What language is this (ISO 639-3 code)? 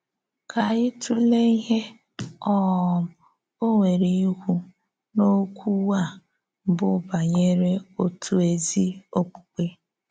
ibo